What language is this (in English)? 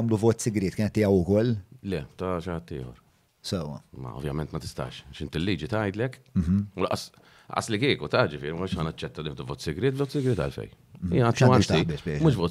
Arabic